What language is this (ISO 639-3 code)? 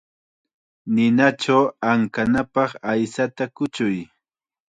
qxa